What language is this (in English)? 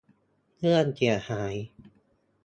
Thai